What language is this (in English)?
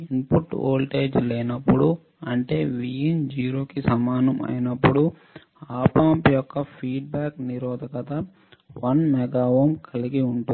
Telugu